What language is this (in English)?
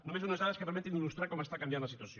Catalan